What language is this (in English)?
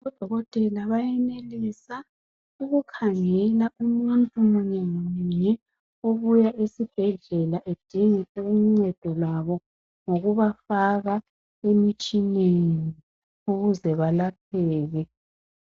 North Ndebele